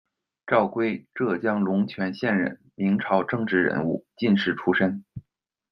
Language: Chinese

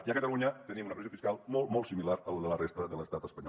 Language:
Catalan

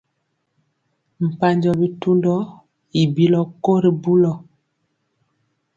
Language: Mpiemo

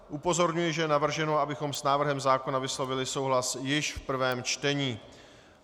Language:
Czech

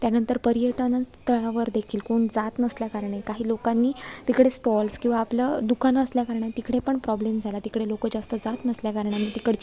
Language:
Marathi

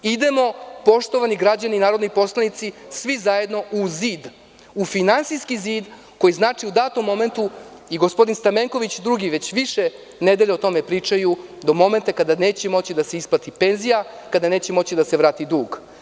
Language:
Serbian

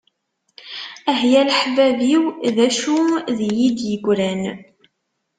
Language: Kabyle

